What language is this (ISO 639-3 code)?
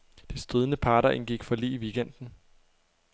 dan